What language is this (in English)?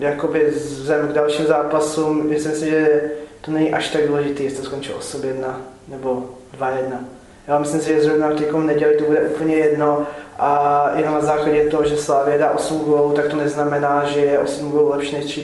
Czech